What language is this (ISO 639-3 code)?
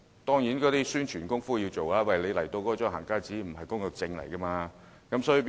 yue